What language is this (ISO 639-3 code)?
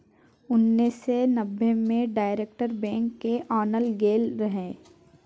mai